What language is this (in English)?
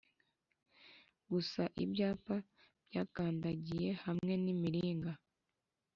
Kinyarwanda